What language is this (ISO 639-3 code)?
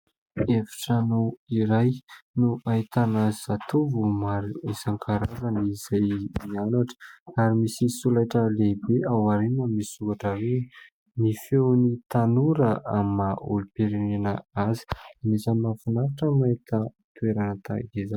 mlg